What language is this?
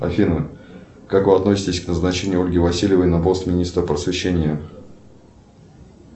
Russian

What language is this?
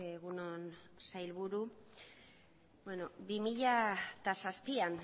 Basque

